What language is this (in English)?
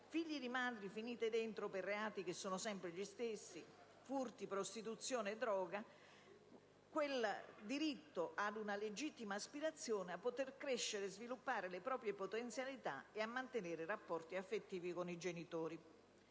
Italian